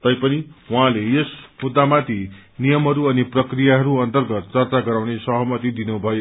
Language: Nepali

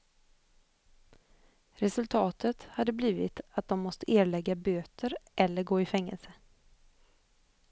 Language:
Swedish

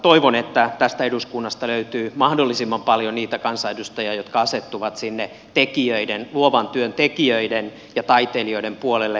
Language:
Finnish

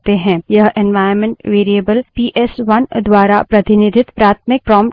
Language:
Hindi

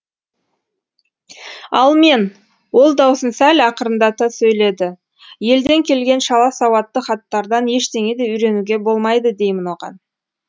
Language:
Kazakh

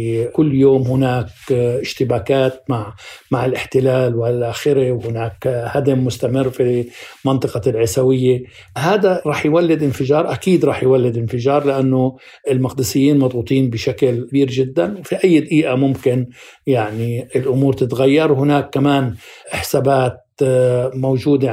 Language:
Arabic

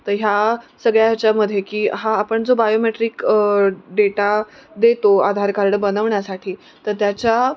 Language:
Marathi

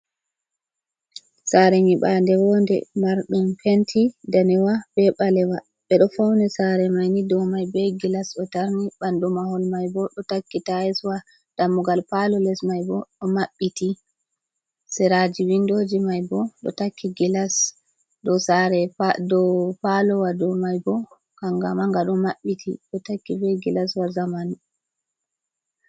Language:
Fula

